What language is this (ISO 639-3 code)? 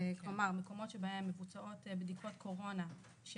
heb